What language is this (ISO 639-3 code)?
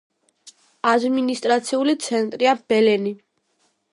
kat